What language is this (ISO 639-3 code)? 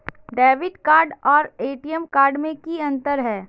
mag